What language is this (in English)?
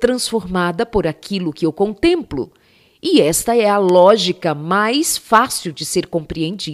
Portuguese